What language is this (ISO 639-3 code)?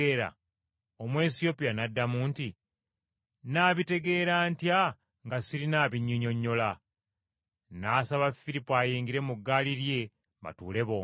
lug